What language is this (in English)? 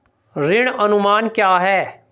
Hindi